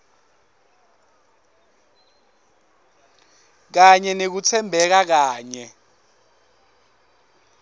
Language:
Swati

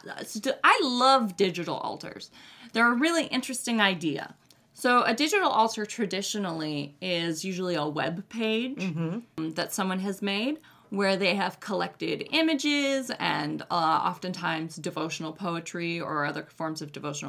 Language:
English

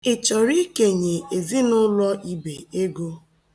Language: Igbo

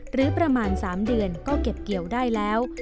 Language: Thai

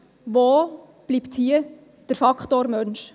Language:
Swiss German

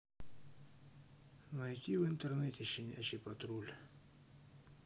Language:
Russian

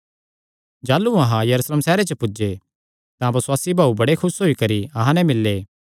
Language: Kangri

